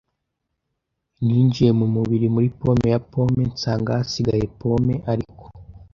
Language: Kinyarwanda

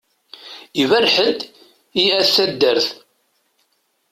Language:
Kabyle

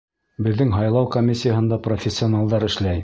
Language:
Bashkir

